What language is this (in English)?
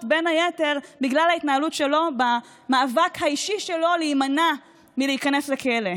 Hebrew